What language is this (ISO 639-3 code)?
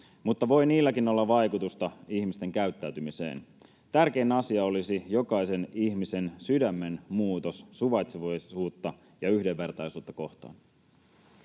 fin